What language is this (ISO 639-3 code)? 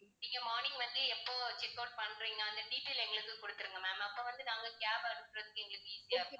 tam